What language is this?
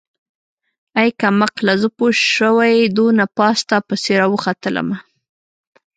Pashto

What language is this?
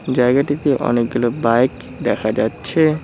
Bangla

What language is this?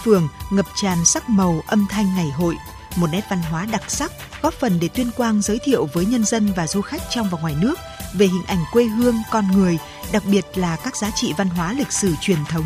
Vietnamese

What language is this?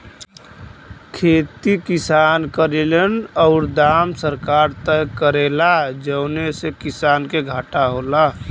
Bhojpuri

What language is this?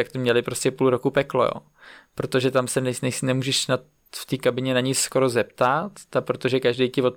Czech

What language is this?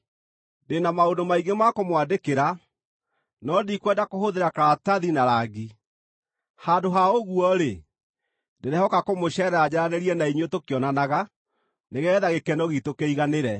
Kikuyu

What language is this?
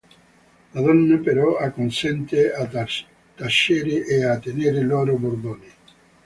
Italian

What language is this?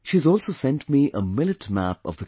English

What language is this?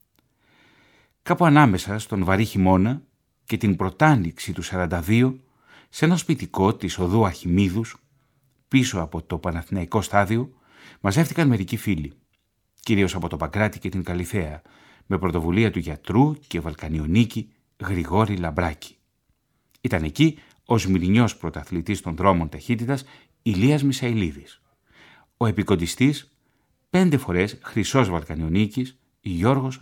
Greek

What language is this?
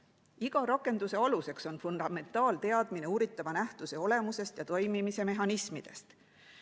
Estonian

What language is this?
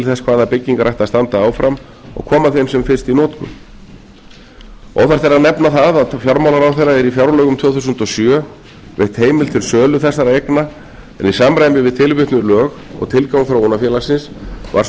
Icelandic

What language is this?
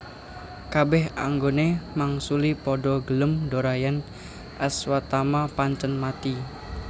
Javanese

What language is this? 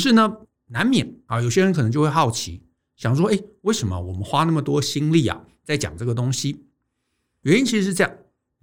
Chinese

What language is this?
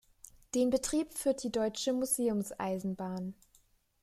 German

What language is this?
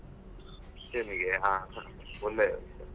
Kannada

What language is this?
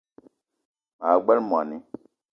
Eton (Cameroon)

